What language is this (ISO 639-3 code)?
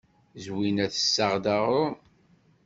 kab